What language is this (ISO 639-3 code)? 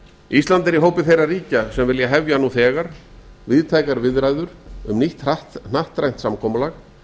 isl